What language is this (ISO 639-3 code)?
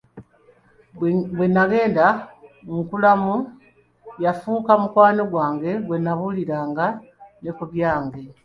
lug